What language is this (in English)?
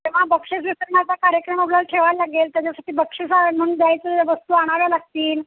Marathi